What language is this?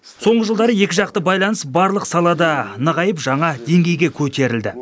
Kazakh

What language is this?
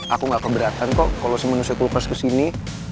Indonesian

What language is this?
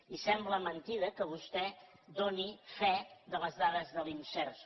Catalan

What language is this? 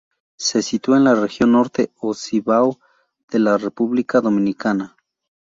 Spanish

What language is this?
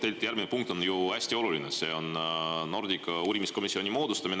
Estonian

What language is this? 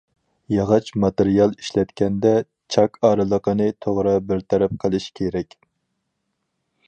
Uyghur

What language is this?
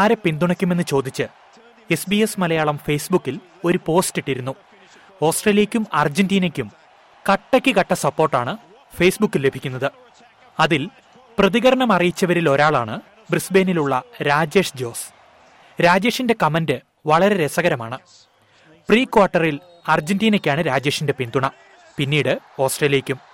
Malayalam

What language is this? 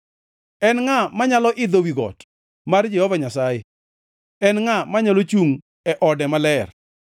Luo (Kenya and Tanzania)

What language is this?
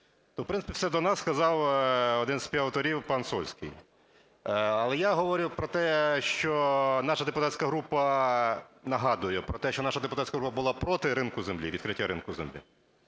Ukrainian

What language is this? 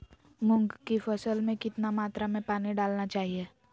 Magahi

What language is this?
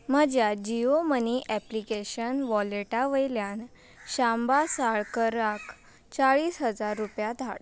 Konkani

